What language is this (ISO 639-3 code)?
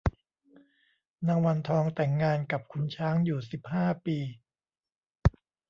tha